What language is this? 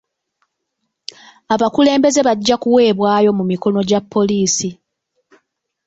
Ganda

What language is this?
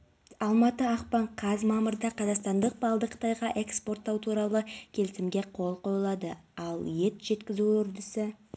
Kazakh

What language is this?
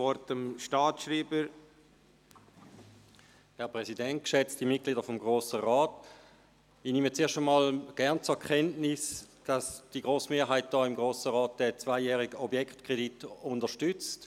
Swiss German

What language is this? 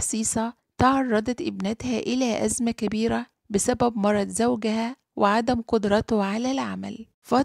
Arabic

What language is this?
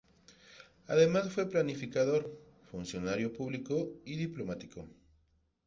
Spanish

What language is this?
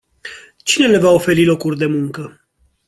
Romanian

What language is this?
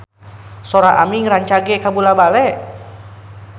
Sundanese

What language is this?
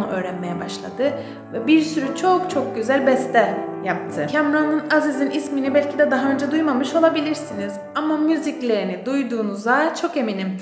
Turkish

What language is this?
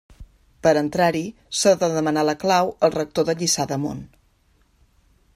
Catalan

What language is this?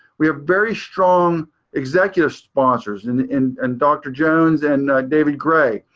English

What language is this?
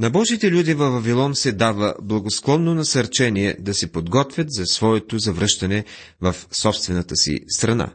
Bulgarian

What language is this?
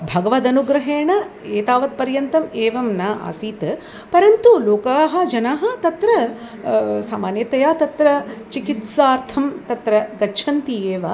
Sanskrit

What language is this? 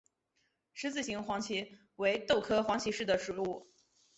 Chinese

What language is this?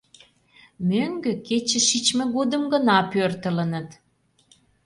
Mari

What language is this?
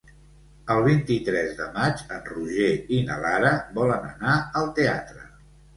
Catalan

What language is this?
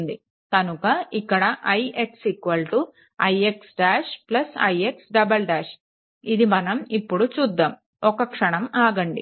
Telugu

